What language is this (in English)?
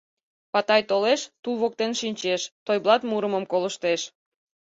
Mari